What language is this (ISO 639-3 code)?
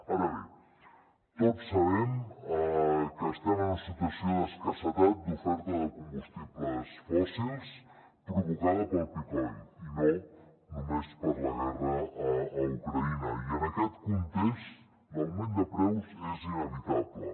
cat